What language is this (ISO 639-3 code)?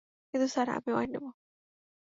ben